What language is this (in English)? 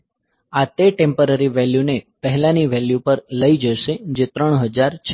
Gujarati